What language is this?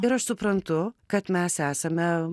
Lithuanian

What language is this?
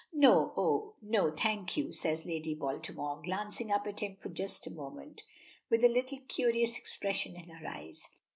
English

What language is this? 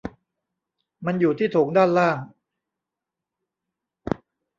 Thai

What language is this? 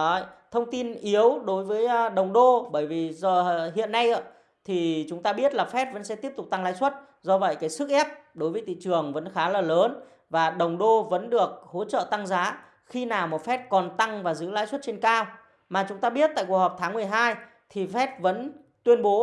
Vietnamese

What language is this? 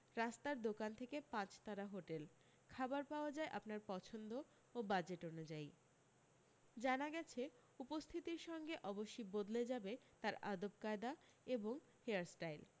Bangla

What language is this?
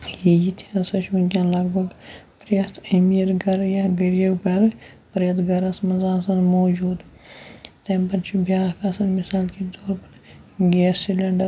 Kashmiri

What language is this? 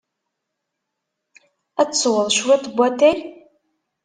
Kabyle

